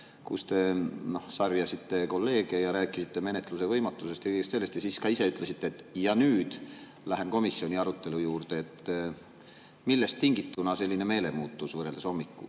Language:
Estonian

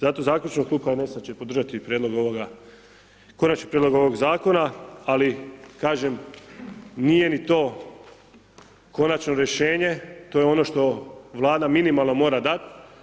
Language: Croatian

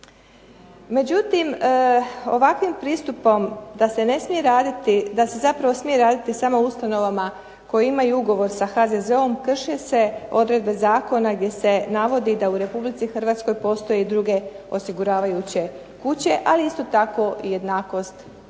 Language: Croatian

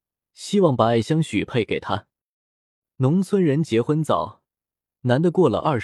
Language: Chinese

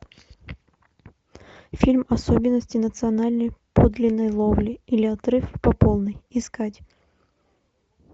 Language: Russian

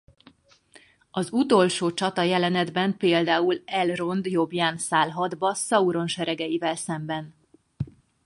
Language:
Hungarian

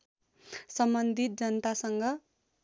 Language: Nepali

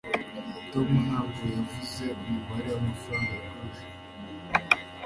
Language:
Kinyarwanda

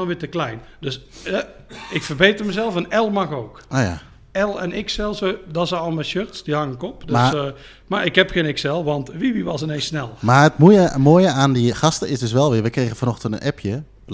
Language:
Dutch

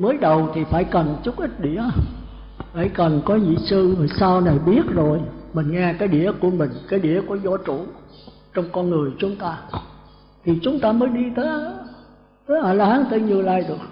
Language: Vietnamese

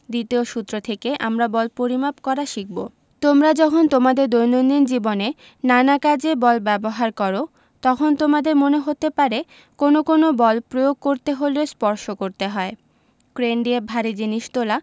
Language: Bangla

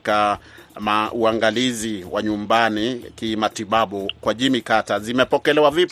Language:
Swahili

